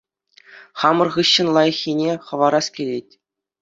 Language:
Chuvash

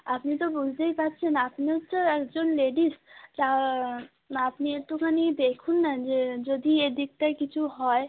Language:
Bangla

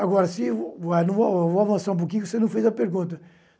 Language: Portuguese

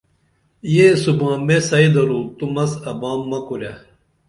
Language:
Dameli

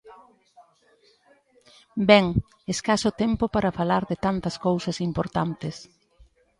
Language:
Galician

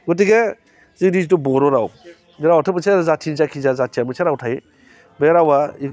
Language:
Bodo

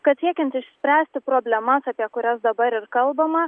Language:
Lithuanian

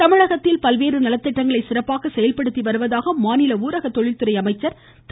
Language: Tamil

